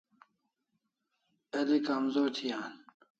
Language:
Kalasha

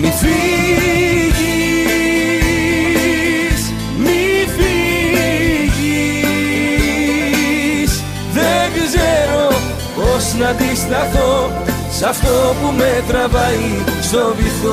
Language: Greek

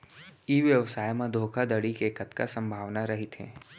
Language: Chhattisgarhi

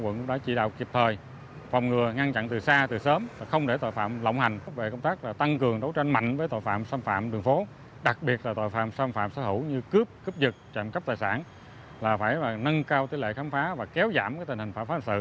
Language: Vietnamese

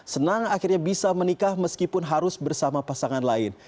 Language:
Indonesian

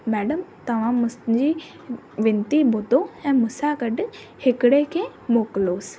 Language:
Sindhi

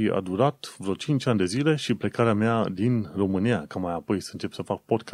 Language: Romanian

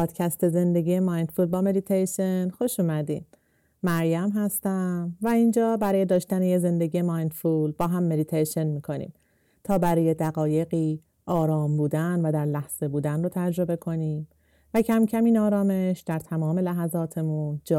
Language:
Persian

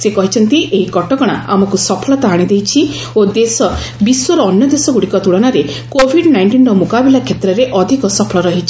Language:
Odia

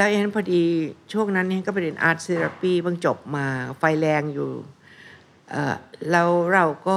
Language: Thai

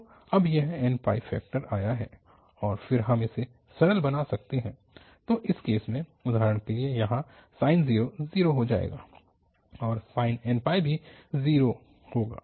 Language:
Hindi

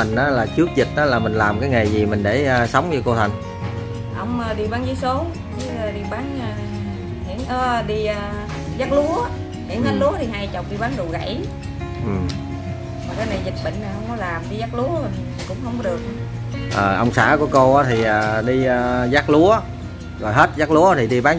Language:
Vietnamese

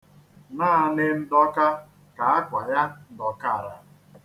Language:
Igbo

